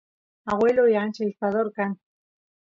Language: Santiago del Estero Quichua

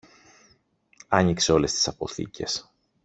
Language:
Greek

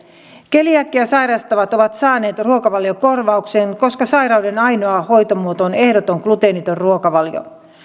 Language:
Finnish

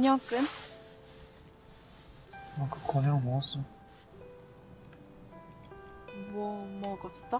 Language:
Korean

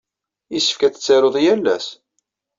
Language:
Kabyle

